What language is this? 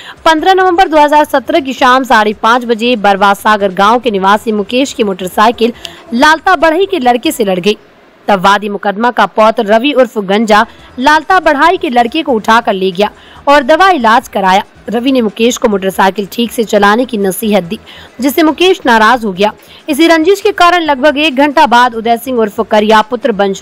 Hindi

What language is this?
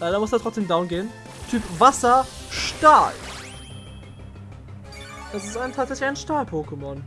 German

